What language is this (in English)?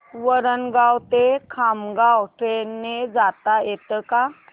Marathi